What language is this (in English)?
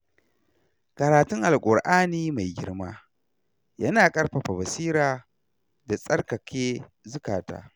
Hausa